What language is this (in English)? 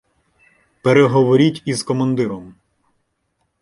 Ukrainian